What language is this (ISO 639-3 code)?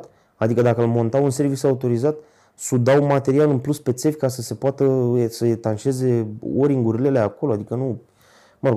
ron